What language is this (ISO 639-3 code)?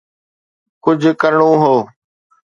snd